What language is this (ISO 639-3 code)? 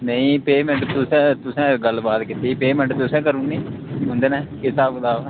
doi